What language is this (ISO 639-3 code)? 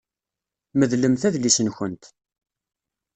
kab